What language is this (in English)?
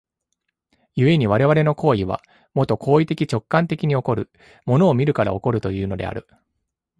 Japanese